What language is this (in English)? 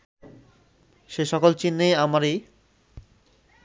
Bangla